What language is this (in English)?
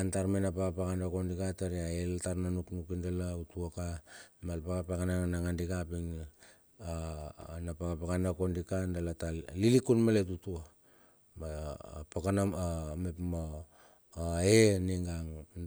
Bilur